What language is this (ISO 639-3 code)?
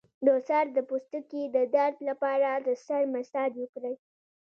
pus